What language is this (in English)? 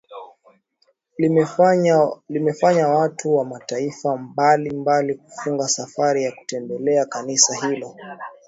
Swahili